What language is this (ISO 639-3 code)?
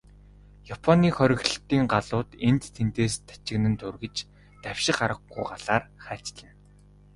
mon